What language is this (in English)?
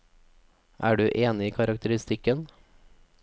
Norwegian